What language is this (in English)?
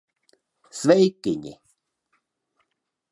Latvian